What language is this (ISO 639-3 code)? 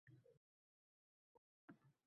uzb